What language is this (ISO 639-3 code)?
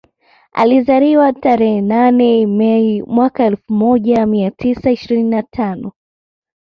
swa